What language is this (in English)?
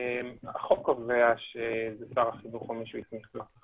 Hebrew